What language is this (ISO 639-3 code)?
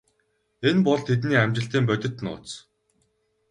mon